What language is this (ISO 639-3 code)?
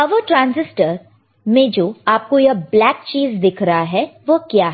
hin